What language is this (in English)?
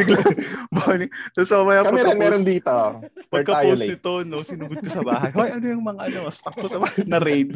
Filipino